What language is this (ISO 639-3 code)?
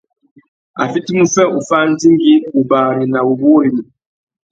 bag